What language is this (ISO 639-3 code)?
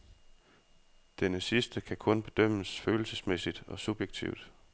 dan